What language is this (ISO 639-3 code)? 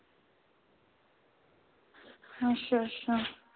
doi